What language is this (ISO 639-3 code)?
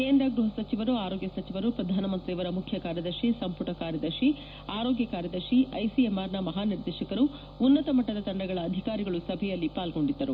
kan